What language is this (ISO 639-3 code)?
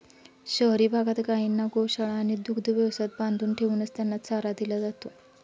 mar